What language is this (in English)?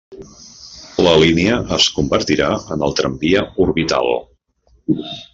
Catalan